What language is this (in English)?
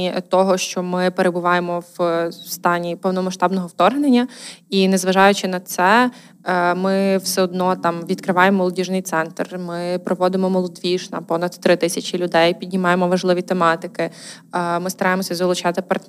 Ukrainian